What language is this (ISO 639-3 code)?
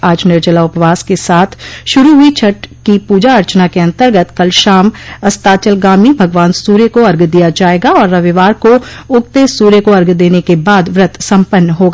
hin